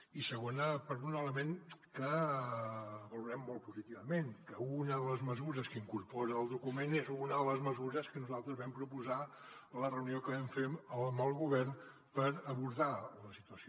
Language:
Catalan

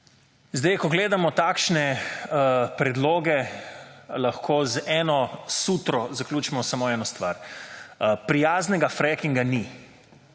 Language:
Slovenian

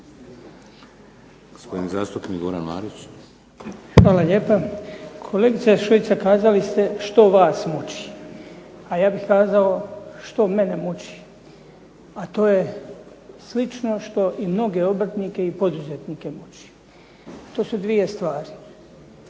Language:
Croatian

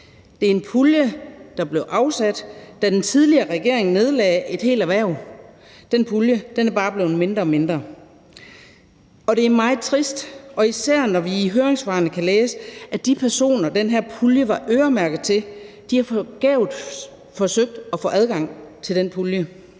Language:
Danish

